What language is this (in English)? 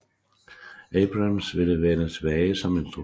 Danish